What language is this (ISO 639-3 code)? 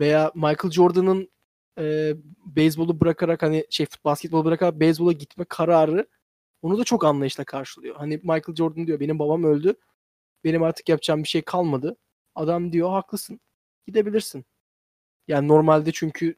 tur